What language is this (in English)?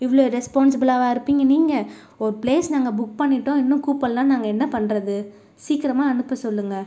Tamil